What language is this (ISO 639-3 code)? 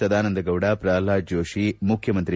kan